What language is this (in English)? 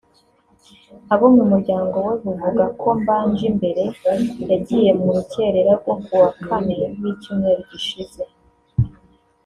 Kinyarwanda